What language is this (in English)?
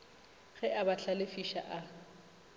Northern Sotho